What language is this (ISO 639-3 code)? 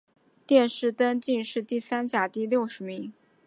zho